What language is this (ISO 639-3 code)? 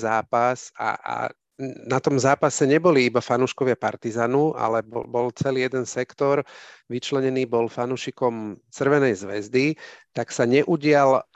slk